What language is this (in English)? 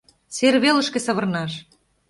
Mari